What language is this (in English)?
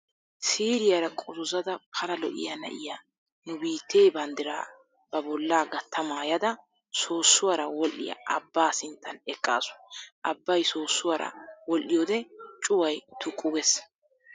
Wolaytta